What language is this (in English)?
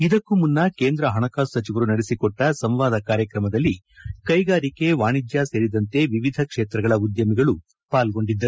Kannada